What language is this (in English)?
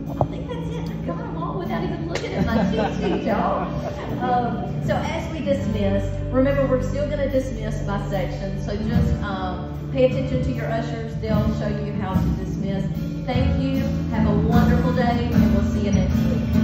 English